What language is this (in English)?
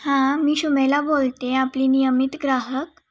Marathi